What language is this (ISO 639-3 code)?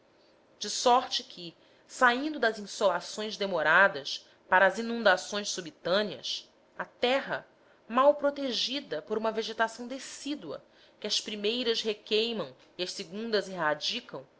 por